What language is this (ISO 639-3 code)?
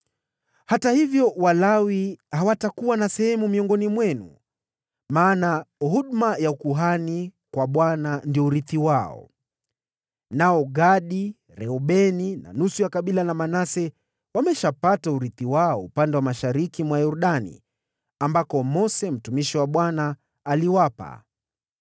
swa